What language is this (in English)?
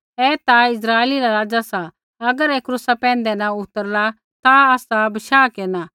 Kullu Pahari